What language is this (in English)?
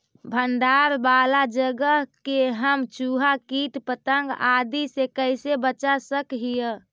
Magahi